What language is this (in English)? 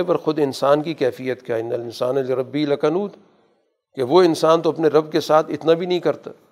Urdu